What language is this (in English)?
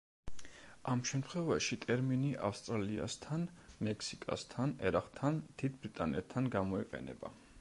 Georgian